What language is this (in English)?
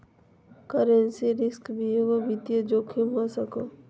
Magahi